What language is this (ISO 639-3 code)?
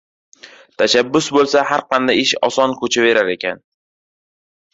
uzb